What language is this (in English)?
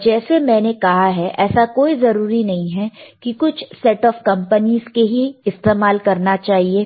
Hindi